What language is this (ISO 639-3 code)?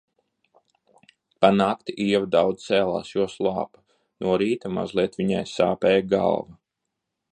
lav